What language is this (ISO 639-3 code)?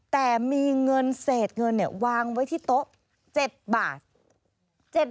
tha